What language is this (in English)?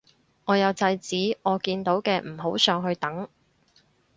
Cantonese